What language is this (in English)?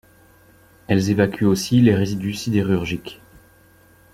French